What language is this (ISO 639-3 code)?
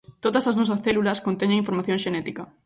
glg